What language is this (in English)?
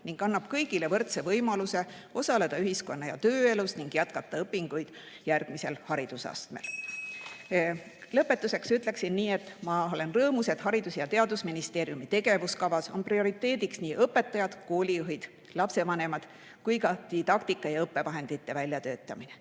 Estonian